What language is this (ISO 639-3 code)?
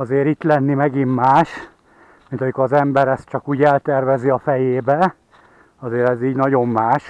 hun